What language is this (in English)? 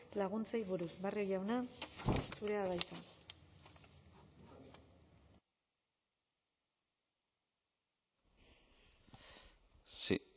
Basque